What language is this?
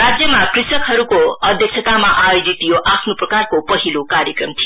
Nepali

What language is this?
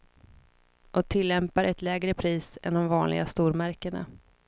Swedish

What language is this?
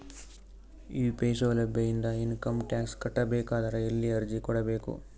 Kannada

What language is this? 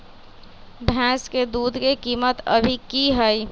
Magahi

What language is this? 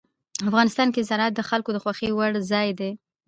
Pashto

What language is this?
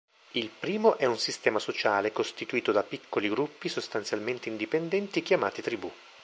Italian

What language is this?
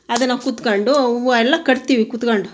Kannada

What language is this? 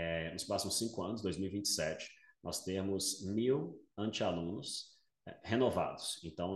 Portuguese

